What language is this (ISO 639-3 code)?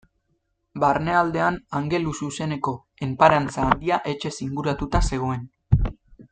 eus